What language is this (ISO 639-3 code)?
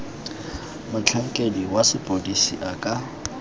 tsn